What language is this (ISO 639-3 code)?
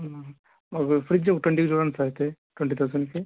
tel